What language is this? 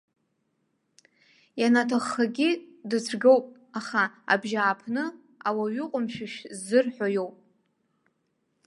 Abkhazian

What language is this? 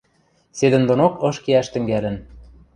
Western Mari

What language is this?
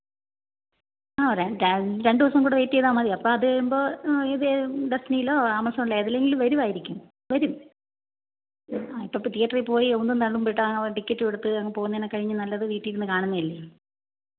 Malayalam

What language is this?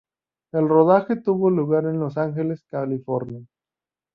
Spanish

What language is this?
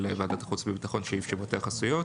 Hebrew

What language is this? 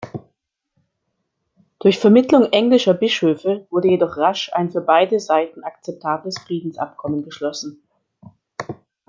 German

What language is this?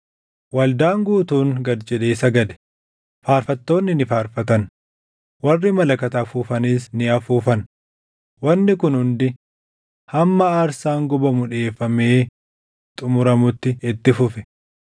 Oromo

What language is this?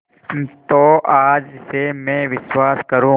Hindi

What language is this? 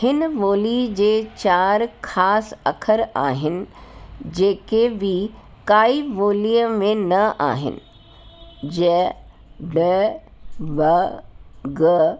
Sindhi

